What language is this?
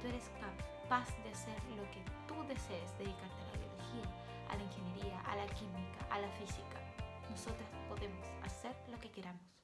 Spanish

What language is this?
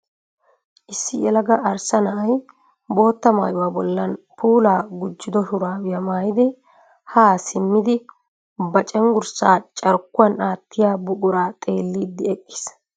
Wolaytta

